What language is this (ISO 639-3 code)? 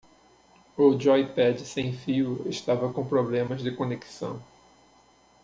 por